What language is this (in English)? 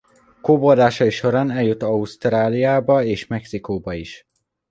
Hungarian